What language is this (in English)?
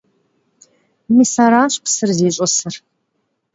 Kabardian